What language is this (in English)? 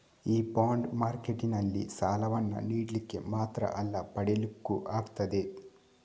Kannada